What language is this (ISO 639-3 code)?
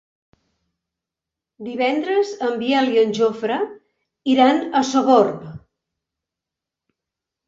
cat